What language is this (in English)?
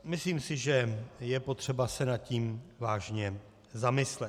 Czech